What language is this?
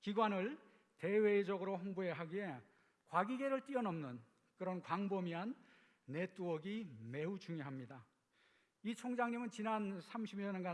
Korean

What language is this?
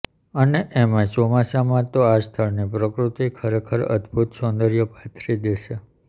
Gujarati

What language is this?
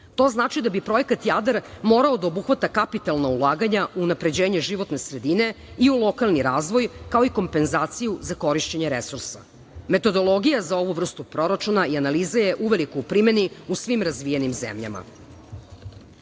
Serbian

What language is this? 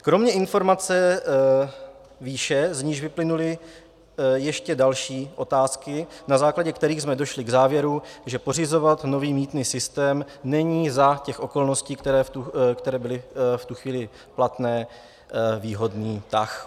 Czech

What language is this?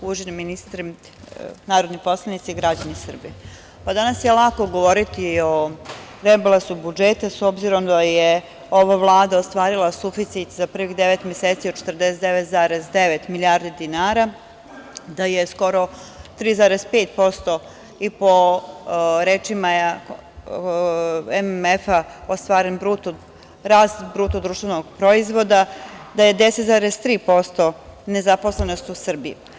Serbian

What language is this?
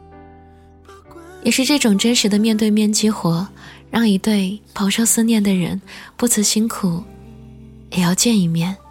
Chinese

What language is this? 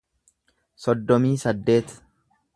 Oromo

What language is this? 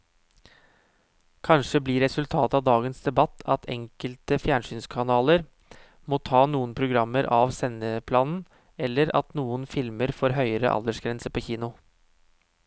Norwegian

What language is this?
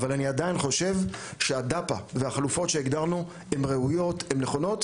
Hebrew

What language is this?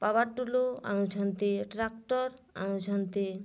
Odia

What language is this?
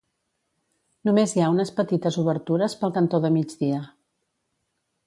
Catalan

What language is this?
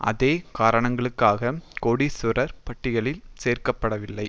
Tamil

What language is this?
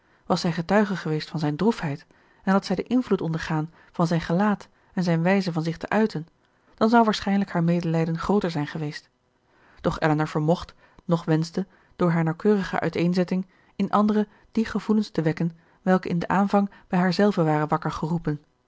Dutch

